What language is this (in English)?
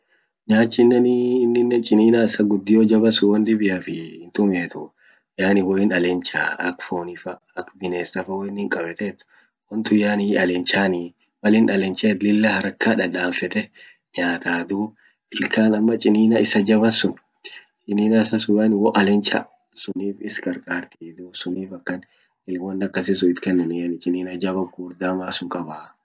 Orma